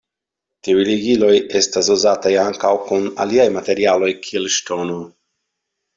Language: Esperanto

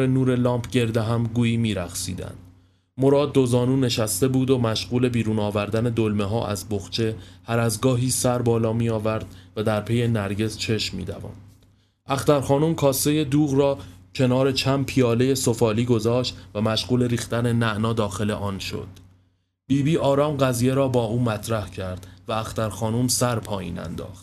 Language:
Persian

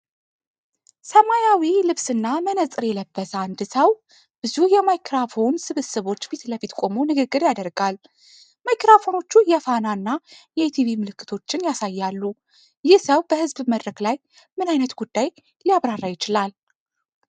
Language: Amharic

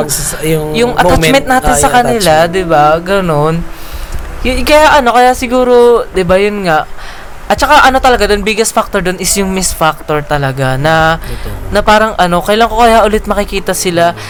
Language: Filipino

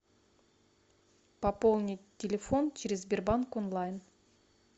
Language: Russian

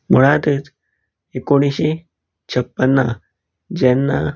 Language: Konkani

